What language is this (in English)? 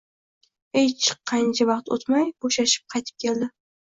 Uzbek